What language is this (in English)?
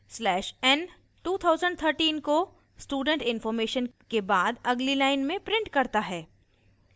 Hindi